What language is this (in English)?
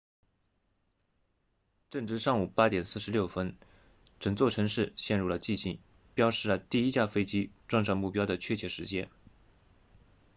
Chinese